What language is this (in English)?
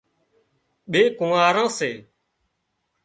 Wadiyara Koli